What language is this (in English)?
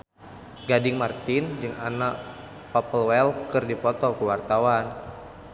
Sundanese